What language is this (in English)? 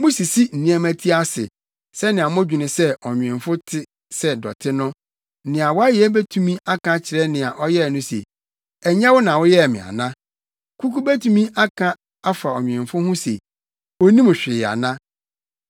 Akan